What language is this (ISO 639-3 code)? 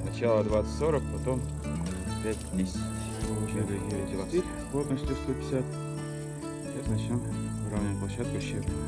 rus